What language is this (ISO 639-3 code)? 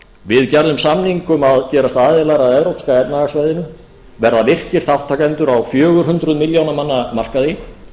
isl